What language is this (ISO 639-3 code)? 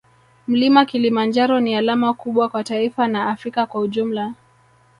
swa